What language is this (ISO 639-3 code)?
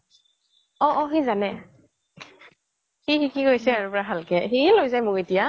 asm